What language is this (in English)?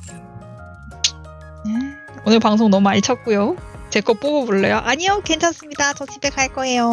Korean